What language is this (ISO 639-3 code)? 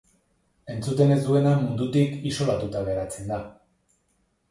eus